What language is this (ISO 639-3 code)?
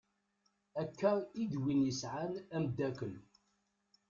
kab